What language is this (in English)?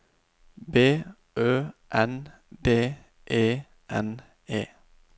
Norwegian